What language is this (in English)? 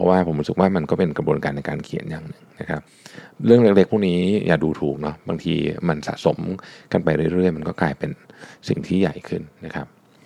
Thai